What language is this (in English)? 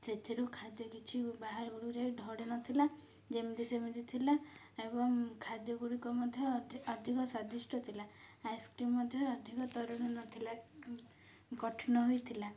Odia